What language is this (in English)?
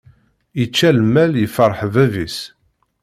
Kabyle